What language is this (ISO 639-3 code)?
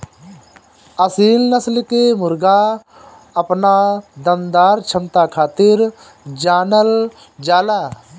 bho